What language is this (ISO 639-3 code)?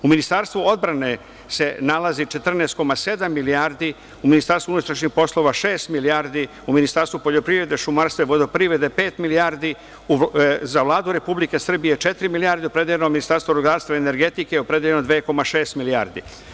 srp